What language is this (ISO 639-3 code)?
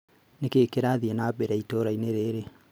kik